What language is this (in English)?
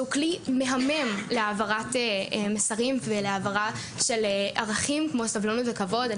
Hebrew